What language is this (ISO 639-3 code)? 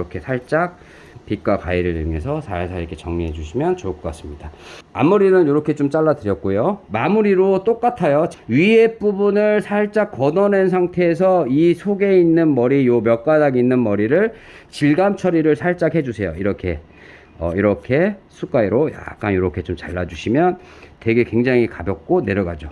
kor